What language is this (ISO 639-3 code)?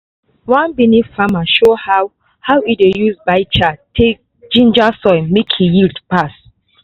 pcm